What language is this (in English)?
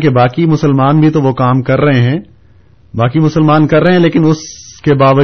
Urdu